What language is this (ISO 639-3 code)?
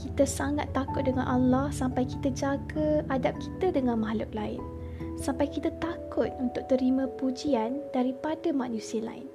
msa